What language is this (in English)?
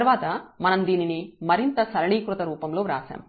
Telugu